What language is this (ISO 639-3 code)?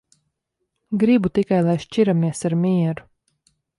lav